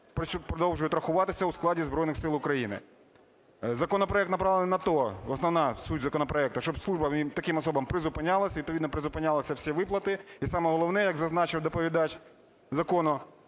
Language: Ukrainian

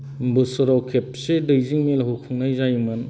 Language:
Bodo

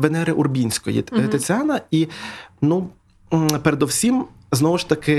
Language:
Ukrainian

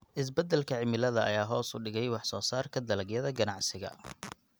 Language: Somali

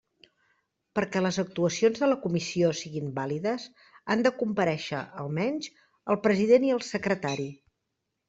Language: Catalan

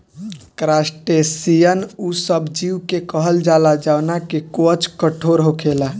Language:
Bhojpuri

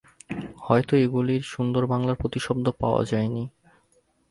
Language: Bangla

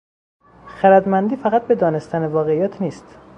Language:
Persian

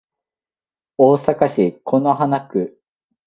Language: Japanese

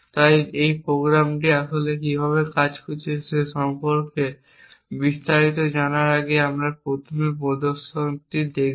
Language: Bangla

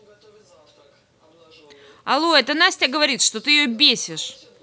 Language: Russian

